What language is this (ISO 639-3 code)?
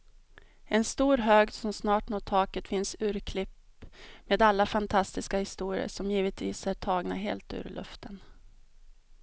swe